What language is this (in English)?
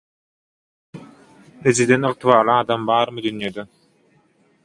Turkmen